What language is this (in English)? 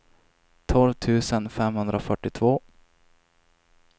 Swedish